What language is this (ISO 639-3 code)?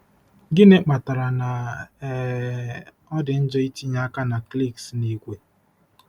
ibo